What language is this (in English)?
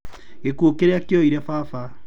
Kikuyu